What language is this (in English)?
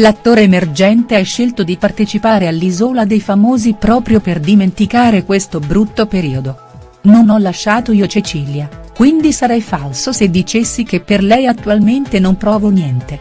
Italian